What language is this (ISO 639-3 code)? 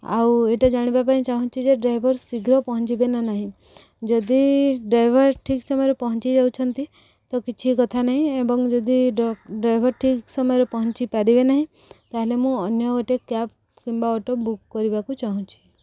ori